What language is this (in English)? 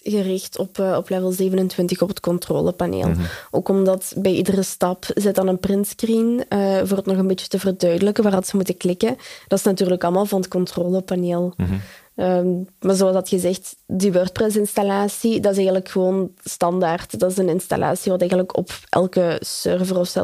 Dutch